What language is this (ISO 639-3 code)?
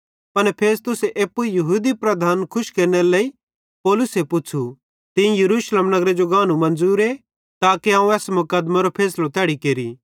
bhd